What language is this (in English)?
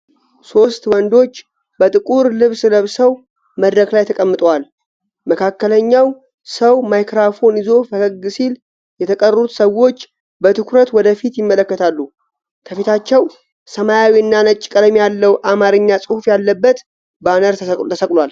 Amharic